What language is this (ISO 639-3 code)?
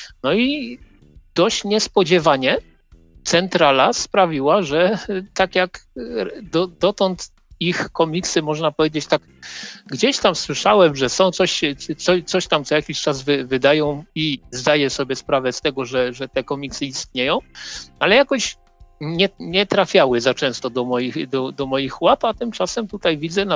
pol